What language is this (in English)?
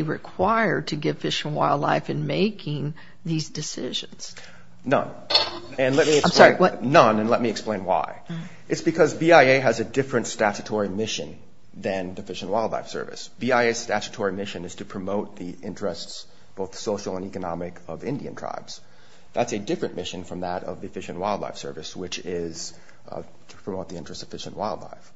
English